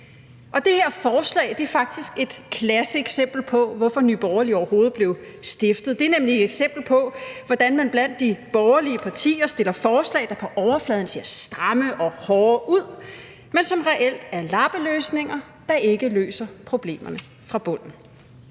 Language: Danish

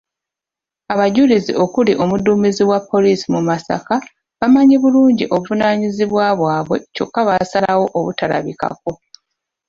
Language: Ganda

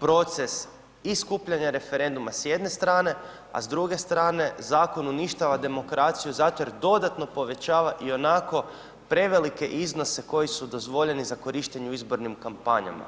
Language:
Croatian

